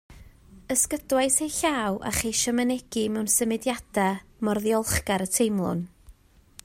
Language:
Welsh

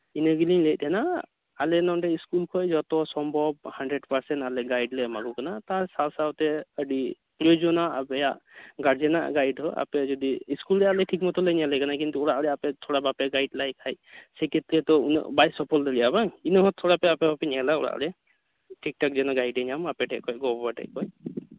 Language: Santali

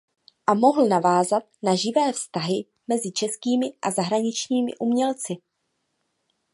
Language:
Czech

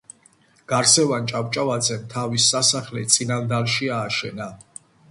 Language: Georgian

